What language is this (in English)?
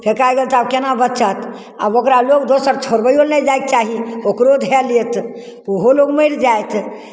Maithili